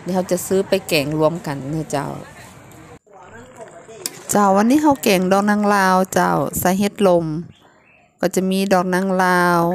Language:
Thai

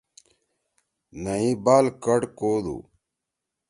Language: Torwali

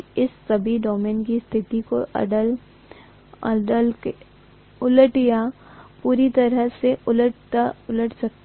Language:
Hindi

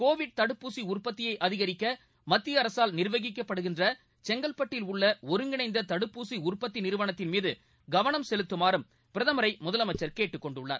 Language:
Tamil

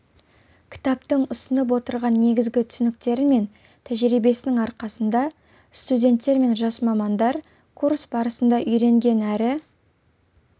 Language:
Kazakh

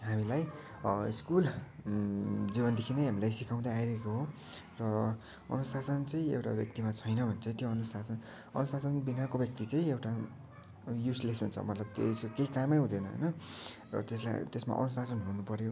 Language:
Nepali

